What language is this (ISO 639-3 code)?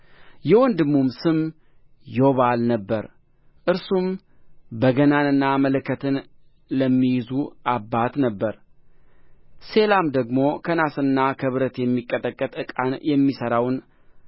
amh